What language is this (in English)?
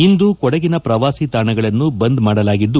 Kannada